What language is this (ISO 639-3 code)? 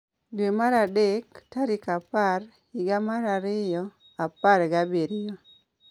luo